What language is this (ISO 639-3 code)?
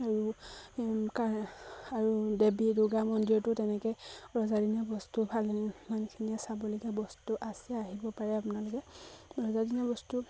asm